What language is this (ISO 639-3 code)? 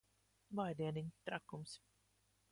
lav